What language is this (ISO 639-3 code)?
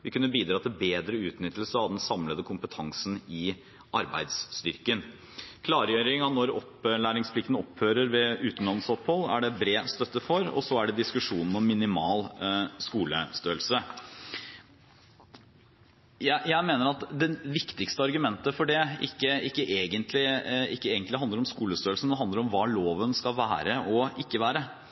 nob